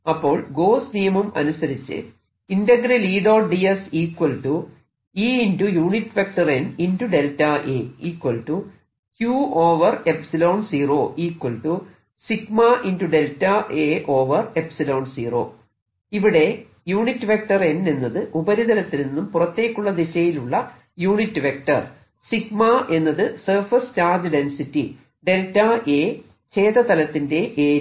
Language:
Malayalam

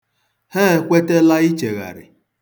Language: Igbo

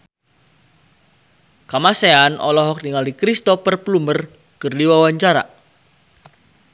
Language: Sundanese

